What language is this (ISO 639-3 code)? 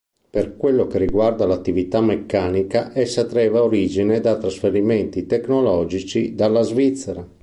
ita